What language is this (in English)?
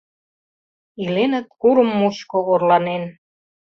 Mari